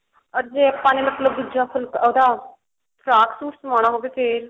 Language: Punjabi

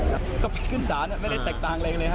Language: Thai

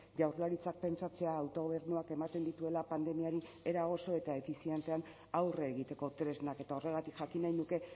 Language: Basque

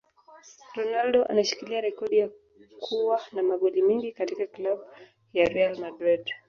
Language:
Swahili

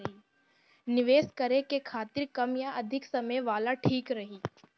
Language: Bhojpuri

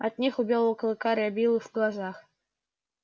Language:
Russian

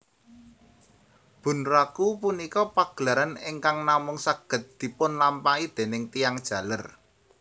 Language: Javanese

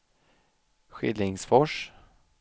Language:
Swedish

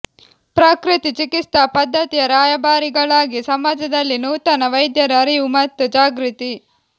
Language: Kannada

